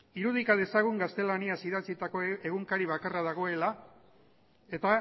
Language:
Basque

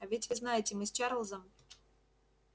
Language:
Russian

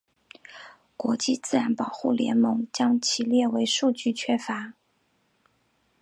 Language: Chinese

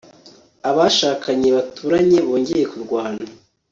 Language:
Kinyarwanda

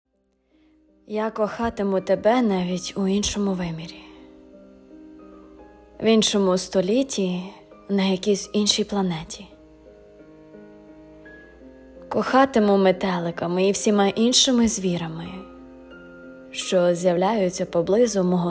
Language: Ukrainian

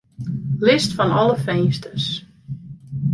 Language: Western Frisian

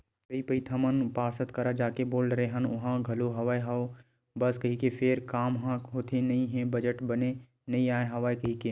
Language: Chhattisgarhi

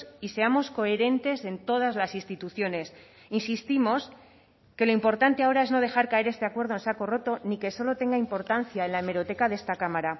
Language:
Spanish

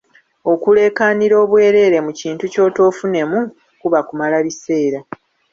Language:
Ganda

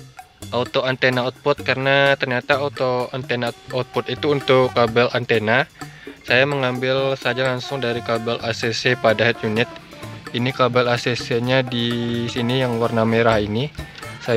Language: Indonesian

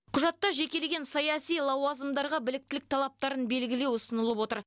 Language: Kazakh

